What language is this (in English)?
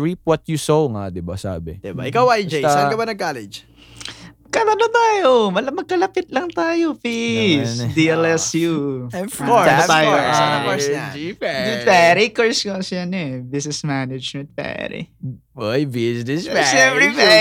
Filipino